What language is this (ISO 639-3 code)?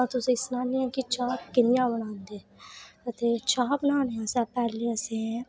doi